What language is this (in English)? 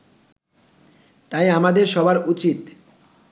Bangla